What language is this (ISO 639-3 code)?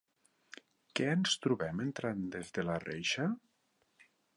cat